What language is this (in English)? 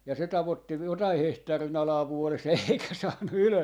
Finnish